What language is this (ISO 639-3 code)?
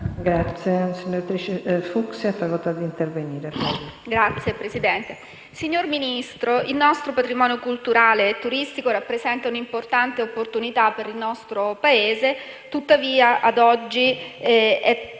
ita